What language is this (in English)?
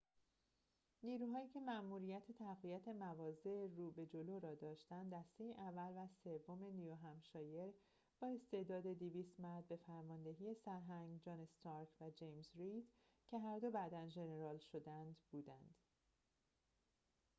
Persian